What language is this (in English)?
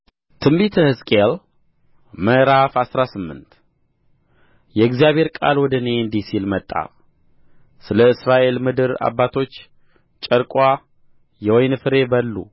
Amharic